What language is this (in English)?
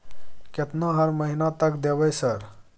Maithili